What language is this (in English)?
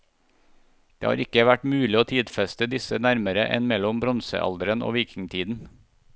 Norwegian